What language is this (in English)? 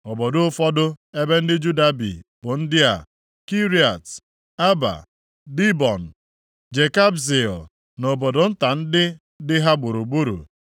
Igbo